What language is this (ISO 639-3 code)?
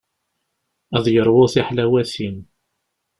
kab